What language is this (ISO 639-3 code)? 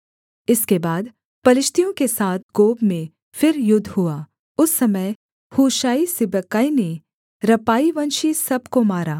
hin